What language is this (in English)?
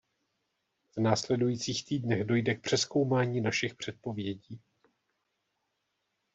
Czech